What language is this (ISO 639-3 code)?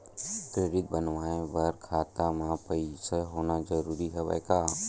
hne